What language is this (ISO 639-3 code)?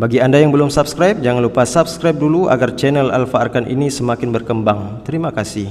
msa